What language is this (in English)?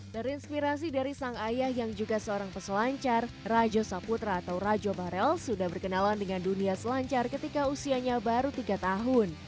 Indonesian